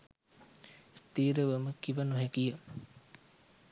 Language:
Sinhala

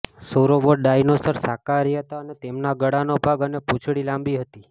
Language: Gujarati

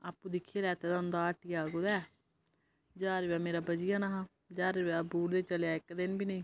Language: Dogri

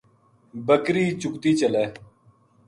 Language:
Gujari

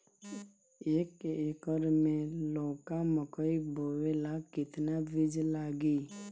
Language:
Bhojpuri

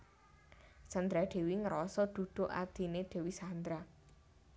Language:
Javanese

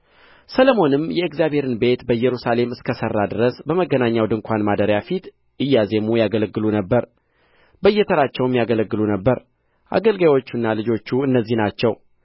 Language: Amharic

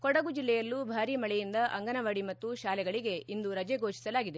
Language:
Kannada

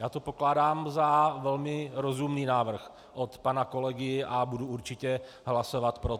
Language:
Czech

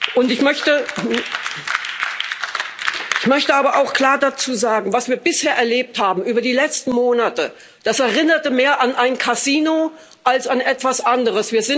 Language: German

